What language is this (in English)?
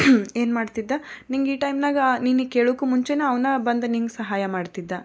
Kannada